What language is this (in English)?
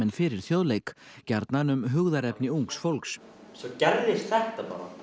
Icelandic